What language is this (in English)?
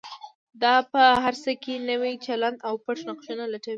Pashto